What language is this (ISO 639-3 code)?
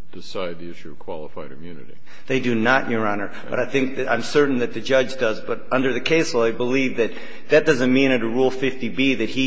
eng